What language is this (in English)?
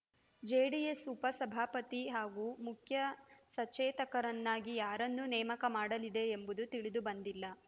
Kannada